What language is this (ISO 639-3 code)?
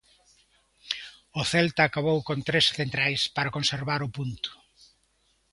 glg